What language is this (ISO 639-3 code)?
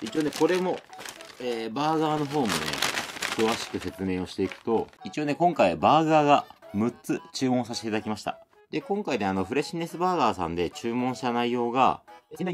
jpn